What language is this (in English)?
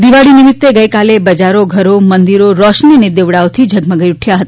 Gujarati